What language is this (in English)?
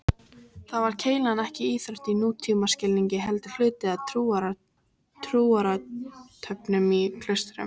Icelandic